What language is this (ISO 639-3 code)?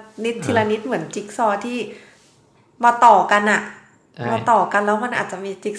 tha